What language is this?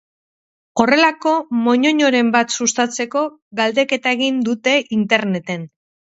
Basque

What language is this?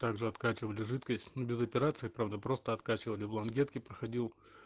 Russian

